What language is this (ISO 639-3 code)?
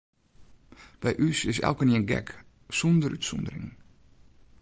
fry